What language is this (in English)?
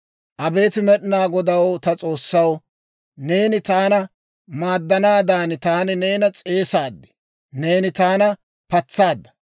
Dawro